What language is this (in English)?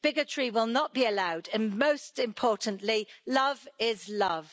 English